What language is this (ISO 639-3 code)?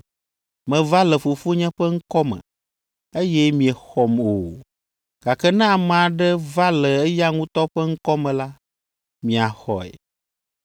ewe